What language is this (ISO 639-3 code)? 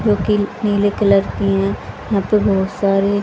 hin